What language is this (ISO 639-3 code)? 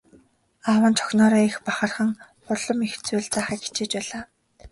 mon